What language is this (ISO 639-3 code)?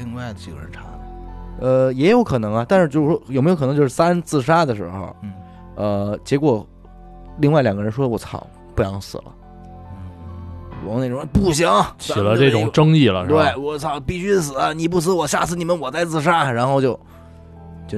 zho